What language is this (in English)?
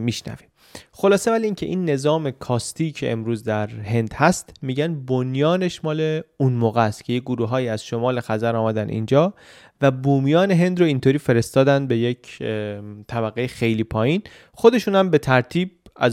Persian